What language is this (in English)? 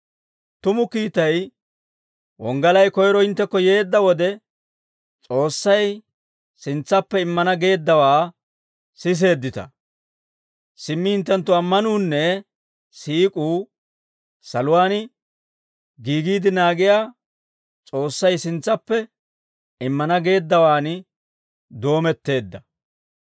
Dawro